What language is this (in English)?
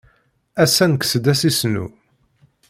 Kabyle